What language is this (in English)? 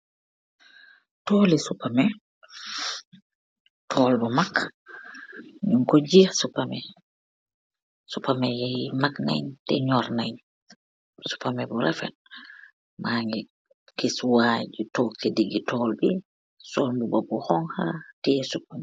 Wolof